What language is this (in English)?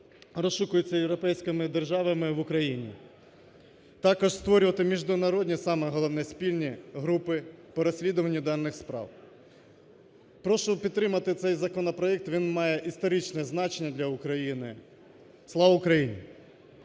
Ukrainian